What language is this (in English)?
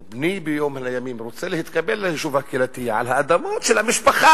Hebrew